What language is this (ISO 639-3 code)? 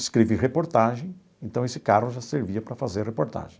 por